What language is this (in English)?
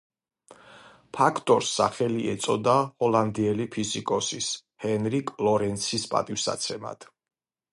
Georgian